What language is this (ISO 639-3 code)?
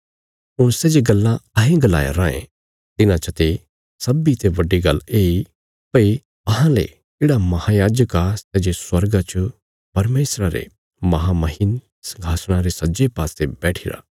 kfs